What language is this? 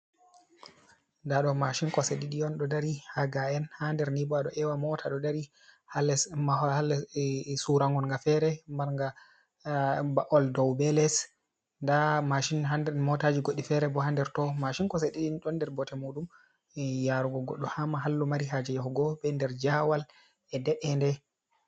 Fula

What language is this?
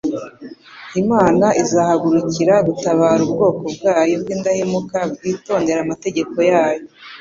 Kinyarwanda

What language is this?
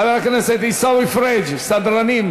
Hebrew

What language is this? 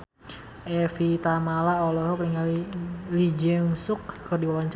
Sundanese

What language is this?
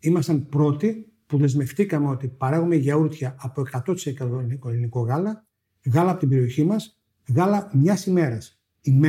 Greek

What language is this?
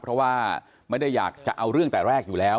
Thai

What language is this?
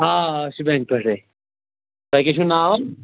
Kashmiri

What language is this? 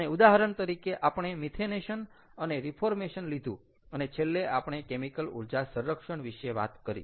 Gujarati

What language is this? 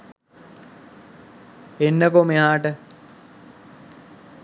Sinhala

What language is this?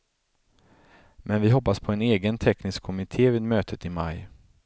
Swedish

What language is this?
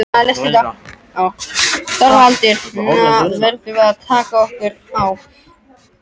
Icelandic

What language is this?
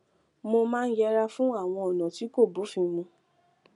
Yoruba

